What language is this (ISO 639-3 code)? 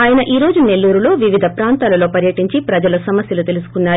tel